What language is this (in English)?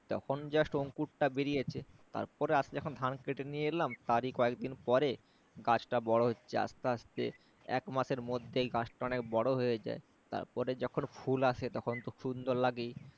Bangla